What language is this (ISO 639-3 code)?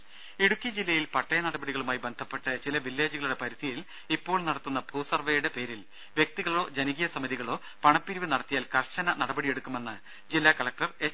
mal